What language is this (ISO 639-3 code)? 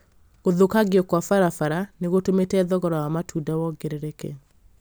kik